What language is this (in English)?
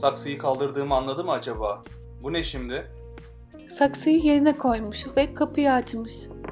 Turkish